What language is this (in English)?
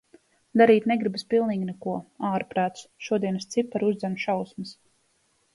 Latvian